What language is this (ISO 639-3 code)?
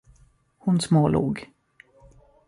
swe